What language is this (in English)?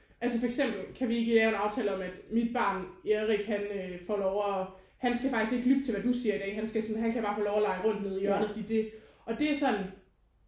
Danish